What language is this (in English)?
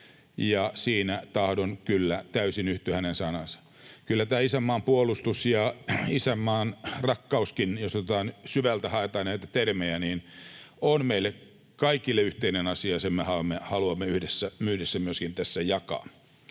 Finnish